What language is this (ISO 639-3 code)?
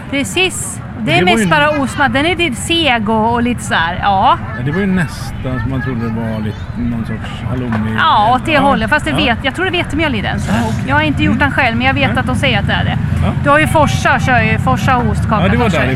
swe